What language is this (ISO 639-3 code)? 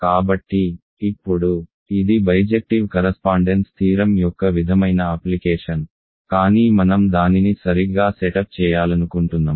tel